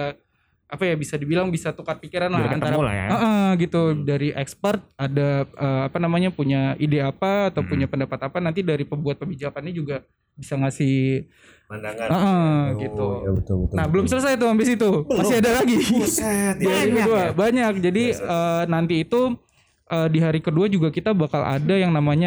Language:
Indonesian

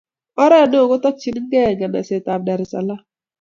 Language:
Kalenjin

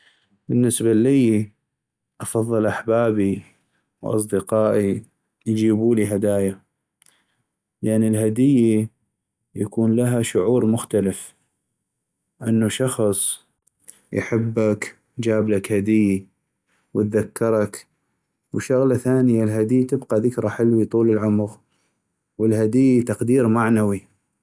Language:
North Mesopotamian Arabic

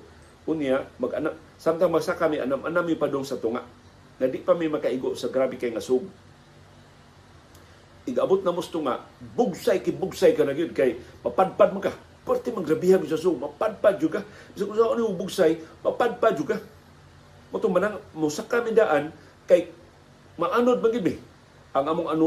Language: Filipino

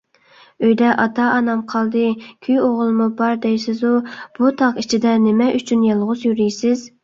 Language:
Uyghur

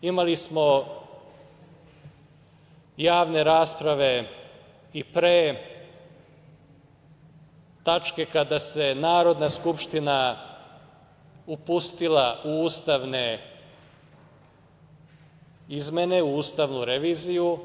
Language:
Serbian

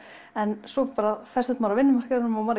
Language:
Icelandic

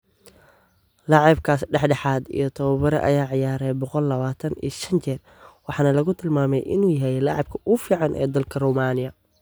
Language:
Somali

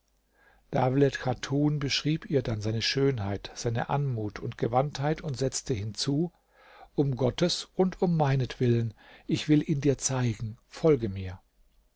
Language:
German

